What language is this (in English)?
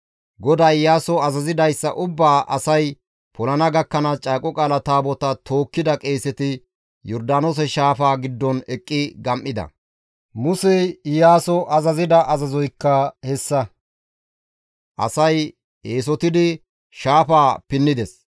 Gamo